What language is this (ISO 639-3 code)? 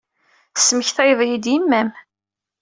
kab